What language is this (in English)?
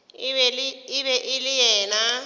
Northern Sotho